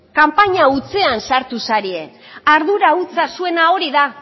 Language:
Basque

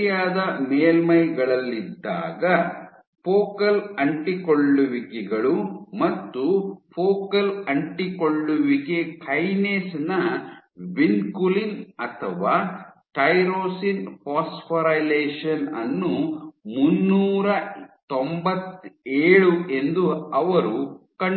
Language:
Kannada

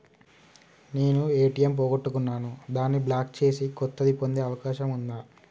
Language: Telugu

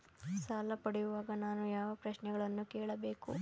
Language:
Kannada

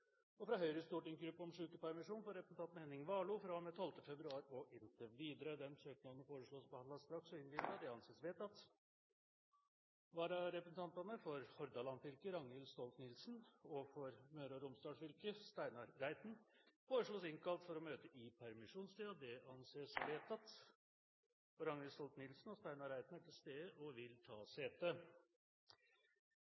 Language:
Norwegian Bokmål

